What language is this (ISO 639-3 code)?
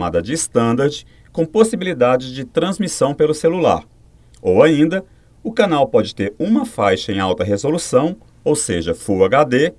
por